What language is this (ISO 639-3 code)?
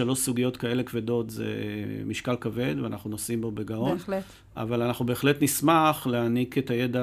heb